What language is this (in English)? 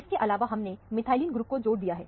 Hindi